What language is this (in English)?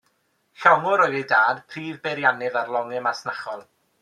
Welsh